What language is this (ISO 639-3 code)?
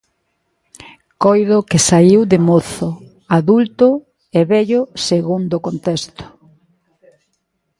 glg